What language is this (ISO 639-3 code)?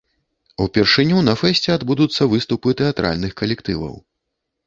bel